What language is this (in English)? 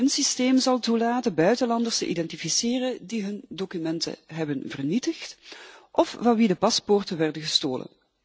Dutch